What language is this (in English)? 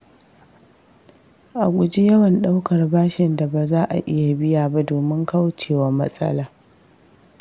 Hausa